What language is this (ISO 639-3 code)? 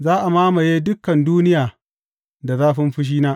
hau